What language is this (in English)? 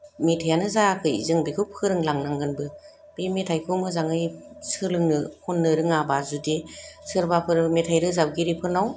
Bodo